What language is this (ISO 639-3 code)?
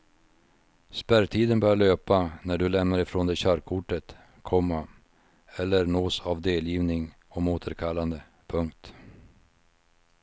swe